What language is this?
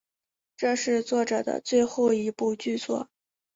Chinese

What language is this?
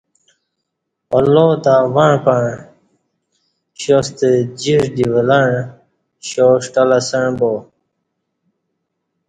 Kati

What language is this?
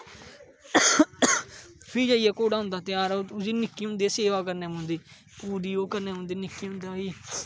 Dogri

